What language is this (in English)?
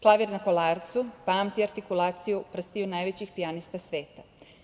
Serbian